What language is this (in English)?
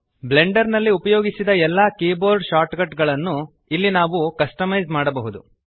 Kannada